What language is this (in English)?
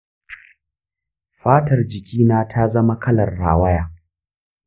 Hausa